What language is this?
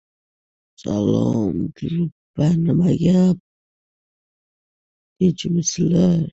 Uzbek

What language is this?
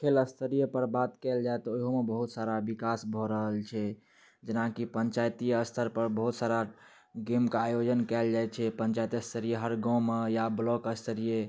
Maithili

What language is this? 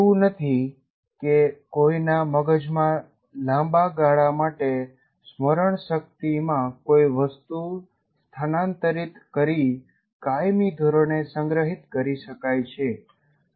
Gujarati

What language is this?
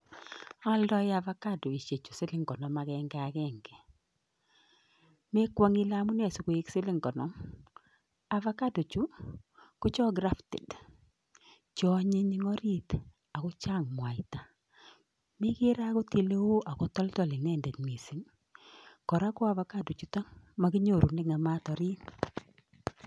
Kalenjin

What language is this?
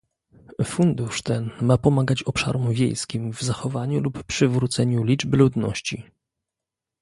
Polish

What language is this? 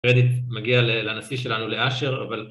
Hebrew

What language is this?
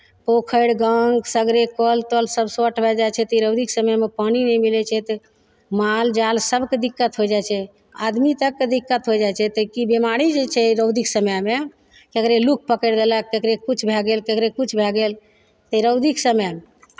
Maithili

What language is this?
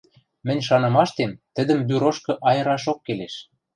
Western Mari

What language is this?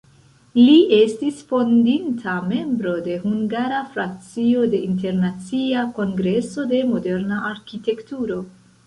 Esperanto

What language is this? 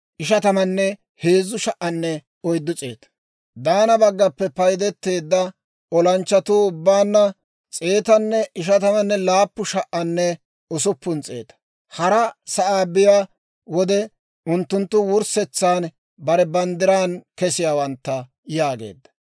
Dawro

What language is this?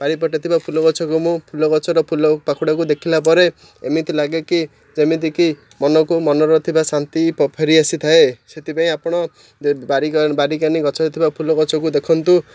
Odia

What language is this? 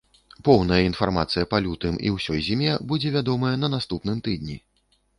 Belarusian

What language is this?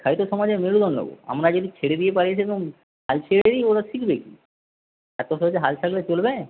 Bangla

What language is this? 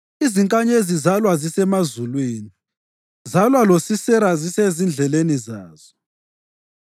North Ndebele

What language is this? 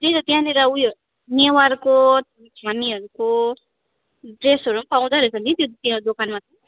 Nepali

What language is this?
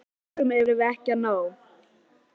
Icelandic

